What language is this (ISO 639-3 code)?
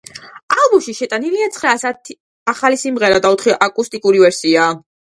kat